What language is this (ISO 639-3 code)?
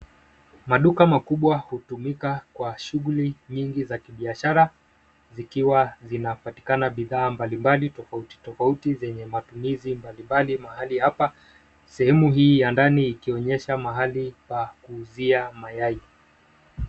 swa